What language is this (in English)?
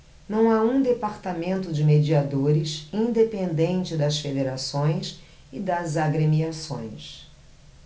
Portuguese